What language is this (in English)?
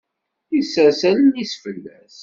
Kabyle